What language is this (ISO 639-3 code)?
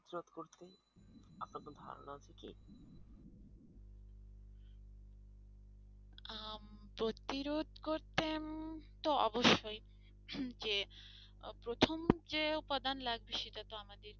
ben